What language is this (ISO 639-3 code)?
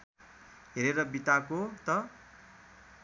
nep